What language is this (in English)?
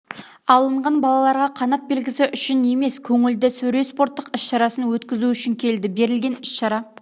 Kazakh